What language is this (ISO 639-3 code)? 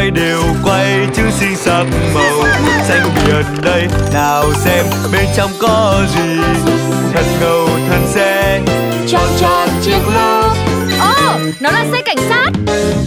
vie